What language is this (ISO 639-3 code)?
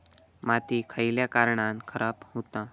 mar